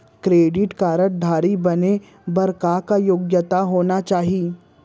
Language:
Chhattisgarhi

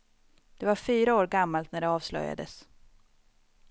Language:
Swedish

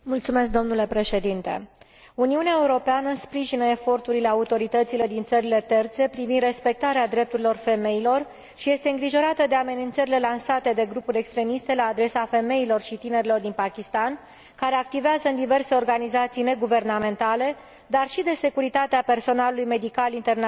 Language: Romanian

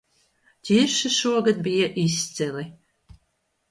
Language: Latvian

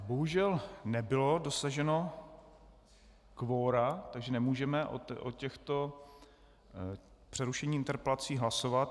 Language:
Czech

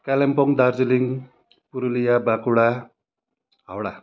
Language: Nepali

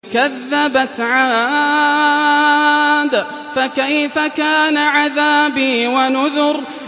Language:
Arabic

